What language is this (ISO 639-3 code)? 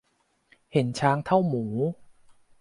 tha